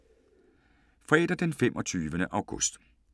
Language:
Danish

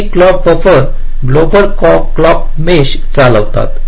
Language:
Marathi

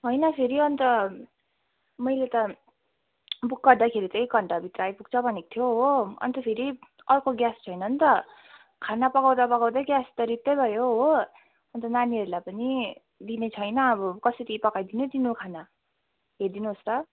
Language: Nepali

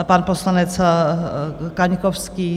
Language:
Czech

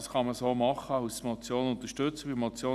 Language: Swiss German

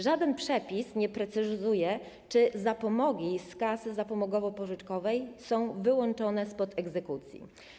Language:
Polish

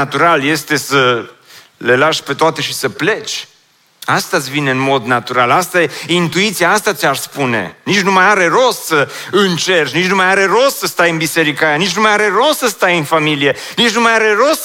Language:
Romanian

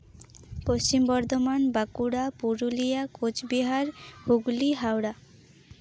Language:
Santali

